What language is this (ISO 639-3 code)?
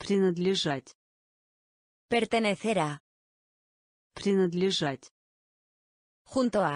rus